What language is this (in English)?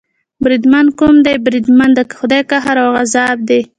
Pashto